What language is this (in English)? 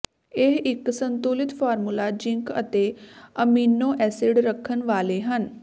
Punjabi